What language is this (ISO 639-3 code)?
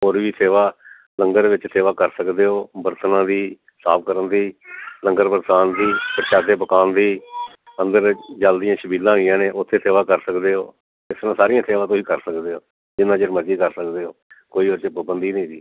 pan